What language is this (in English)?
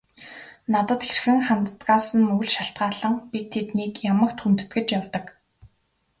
Mongolian